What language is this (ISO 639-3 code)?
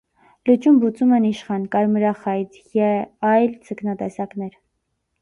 hye